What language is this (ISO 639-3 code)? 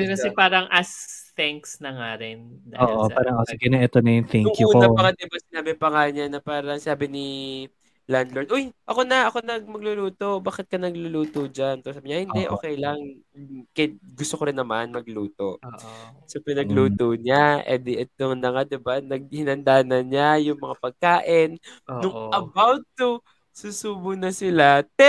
fil